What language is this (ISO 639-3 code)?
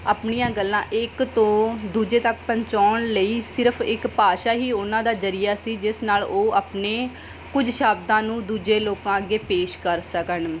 pan